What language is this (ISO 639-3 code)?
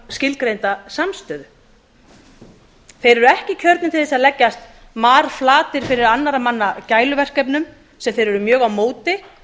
isl